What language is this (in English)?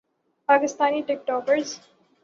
Urdu